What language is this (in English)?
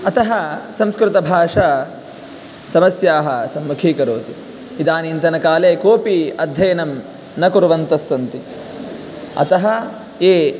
Sanskrit